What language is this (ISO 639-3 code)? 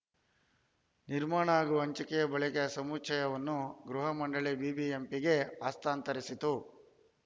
kan